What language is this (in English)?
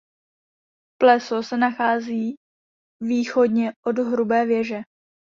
Czech